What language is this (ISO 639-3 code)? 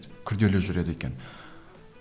kaz